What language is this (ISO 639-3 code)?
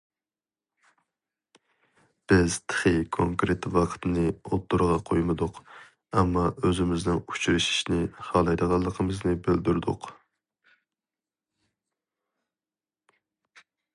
uig